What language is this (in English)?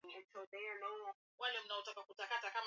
Swahili